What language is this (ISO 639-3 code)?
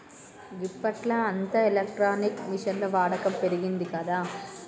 tel